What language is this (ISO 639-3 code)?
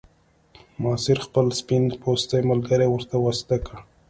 pus